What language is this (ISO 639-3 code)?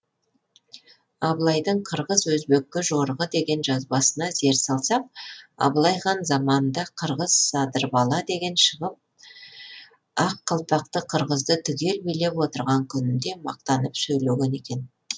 kaz